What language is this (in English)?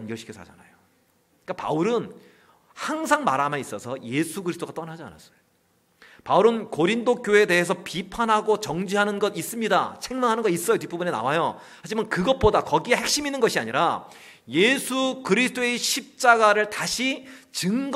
Korean